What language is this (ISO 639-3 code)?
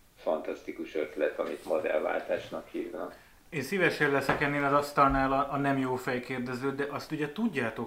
hun